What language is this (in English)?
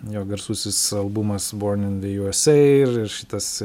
Lithuanian